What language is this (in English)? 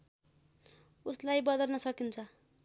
Nepali